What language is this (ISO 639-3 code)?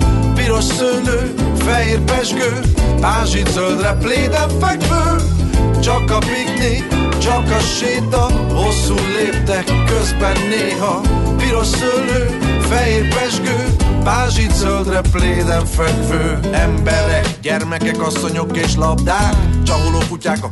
hun